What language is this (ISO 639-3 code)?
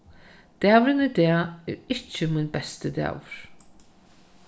fao